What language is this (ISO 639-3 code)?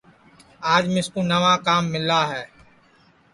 ssi